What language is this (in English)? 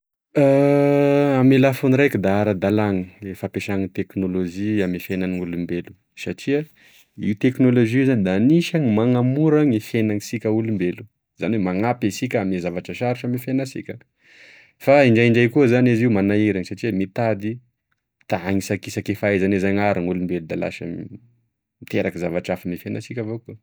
Tesaka Malagasy